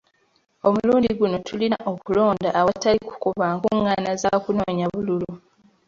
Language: Ganda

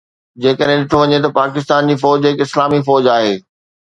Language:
Sindhi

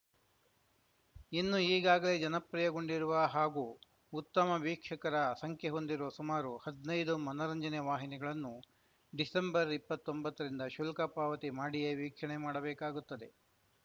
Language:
Kannada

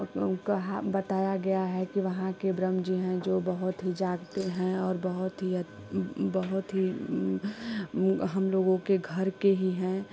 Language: Hindi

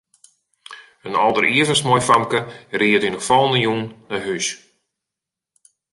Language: Western Frisian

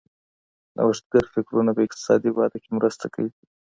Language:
Pashto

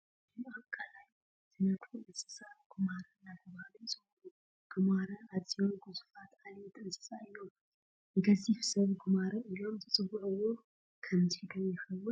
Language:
Tigrinya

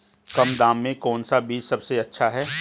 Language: Hindi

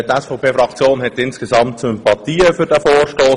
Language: Swiss German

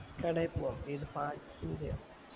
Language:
Malayalam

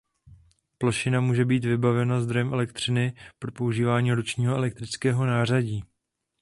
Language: Czech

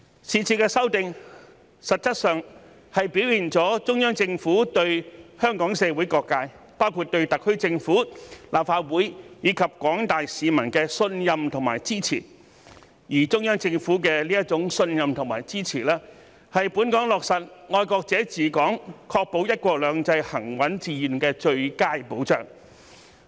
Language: Cantonese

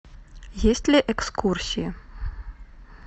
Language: Russian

